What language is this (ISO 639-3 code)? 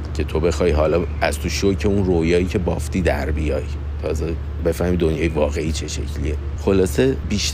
fas